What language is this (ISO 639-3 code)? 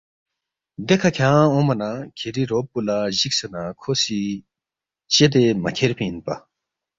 bft